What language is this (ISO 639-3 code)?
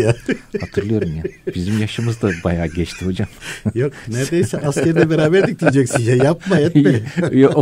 tur